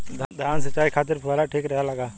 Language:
Bhojpuri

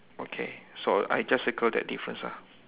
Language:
English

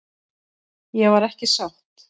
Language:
Icelandic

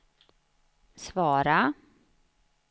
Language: Swedish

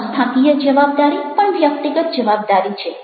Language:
Gujarati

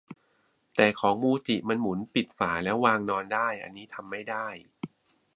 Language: Thai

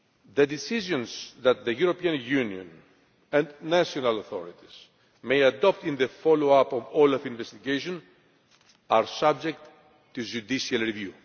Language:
English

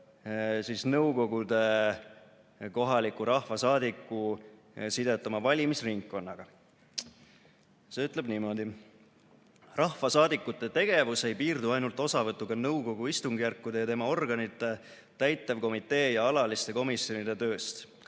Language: Estonian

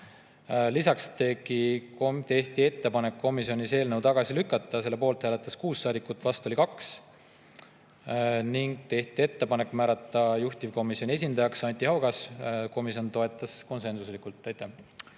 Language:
Estonian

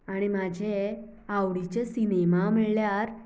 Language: Konkani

